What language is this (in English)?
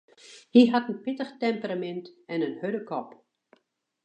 Western Frisian